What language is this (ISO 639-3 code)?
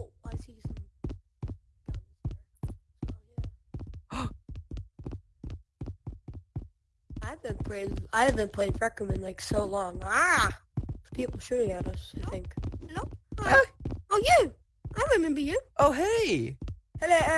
eng